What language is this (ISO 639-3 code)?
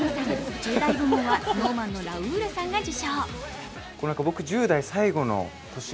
jpn